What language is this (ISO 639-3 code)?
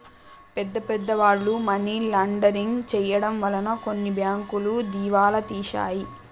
tel